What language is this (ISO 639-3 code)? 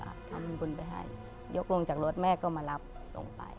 tha